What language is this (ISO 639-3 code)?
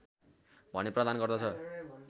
nep